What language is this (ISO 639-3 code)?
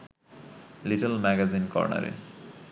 ben